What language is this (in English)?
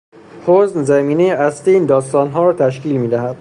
Persian